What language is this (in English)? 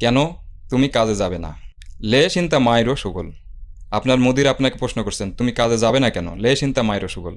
Bangla